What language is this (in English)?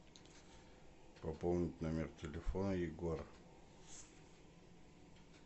Russian